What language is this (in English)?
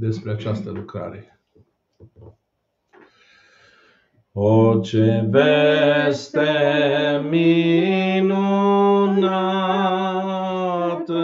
Romanian